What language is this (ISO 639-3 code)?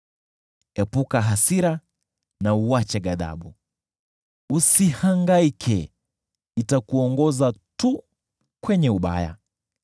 swa